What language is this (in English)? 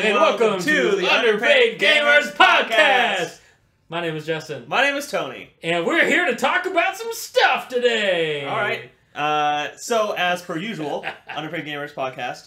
English